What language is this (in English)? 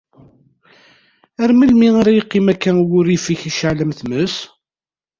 Kabyle